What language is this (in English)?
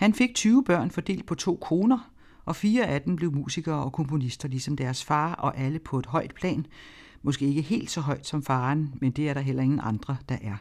Danish